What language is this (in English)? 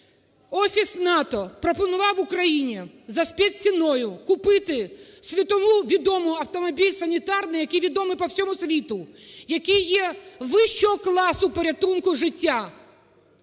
Ukrainian